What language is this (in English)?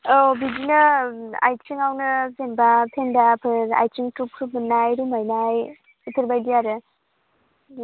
Bodo